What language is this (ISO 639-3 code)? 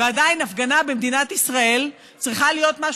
heb